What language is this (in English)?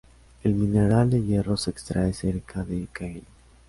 Spanish